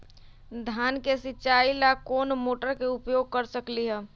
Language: Magahi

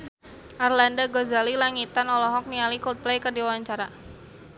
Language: Sundanese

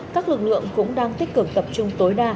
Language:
Vietnamese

